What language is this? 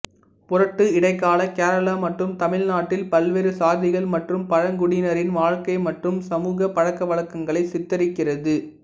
Tamil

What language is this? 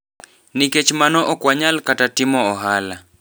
Luo (Kenya and Tanzania)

